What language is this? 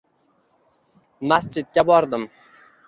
Uzbek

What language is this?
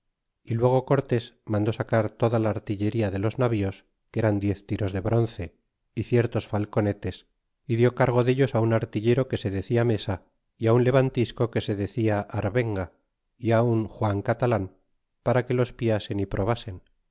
Spanish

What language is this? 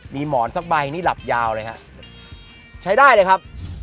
Thai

